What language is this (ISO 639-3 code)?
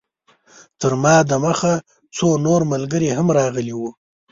pus